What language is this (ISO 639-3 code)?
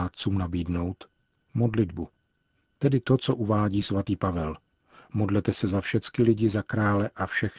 ces